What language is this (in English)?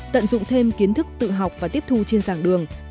Vietnamese